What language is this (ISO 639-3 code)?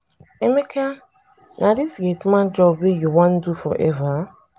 pcm